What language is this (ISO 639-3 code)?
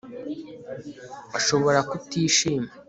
kin